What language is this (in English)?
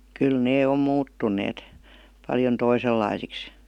Finnish